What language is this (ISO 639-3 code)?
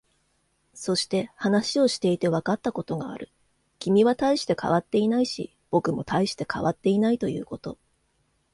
jpn